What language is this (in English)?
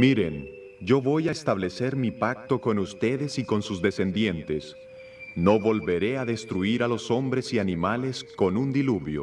Spanish